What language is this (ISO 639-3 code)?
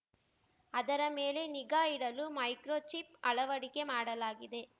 kan